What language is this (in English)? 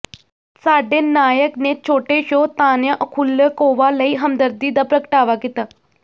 Punjabi